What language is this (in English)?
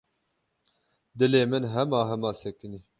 Kurdish